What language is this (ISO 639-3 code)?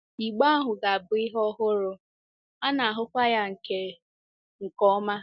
ibo